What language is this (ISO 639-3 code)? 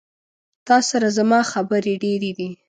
pus